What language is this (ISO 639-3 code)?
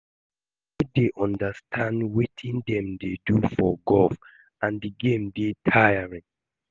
pcm